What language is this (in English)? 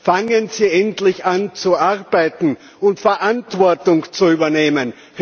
German